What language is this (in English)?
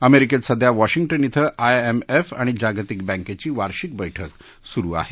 Marathi